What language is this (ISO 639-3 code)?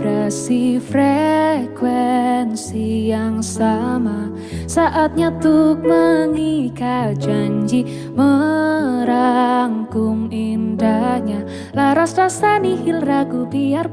ind